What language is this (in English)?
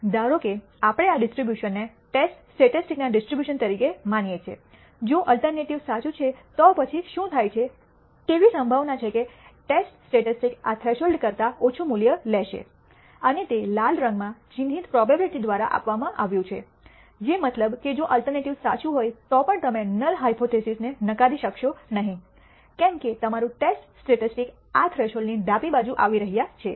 Gujarati